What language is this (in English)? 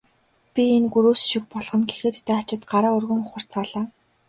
Mongolian